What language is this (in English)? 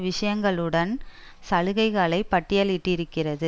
Tamil